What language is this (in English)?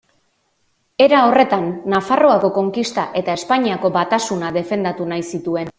Basque